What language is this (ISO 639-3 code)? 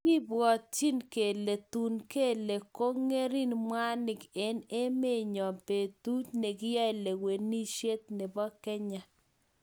kln